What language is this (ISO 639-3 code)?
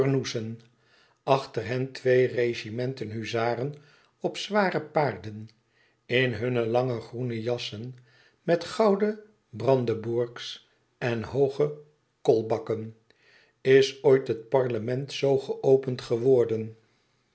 nld